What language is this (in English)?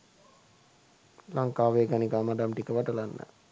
Sinhala